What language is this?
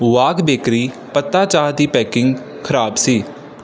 Punjabi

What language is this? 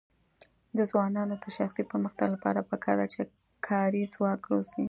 Pashto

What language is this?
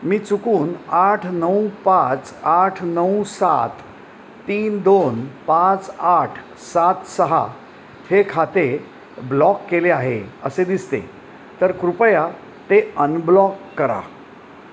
Marathi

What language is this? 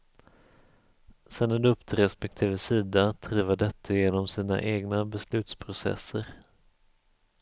Swedish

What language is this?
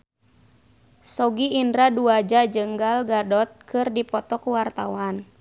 Sundanese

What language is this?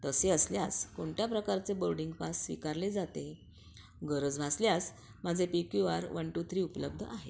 Marathi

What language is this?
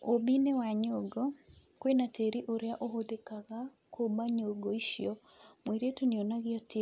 Kikuyu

